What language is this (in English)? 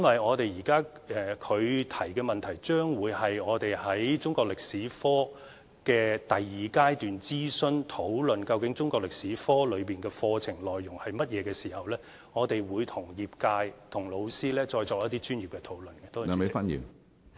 Cantonese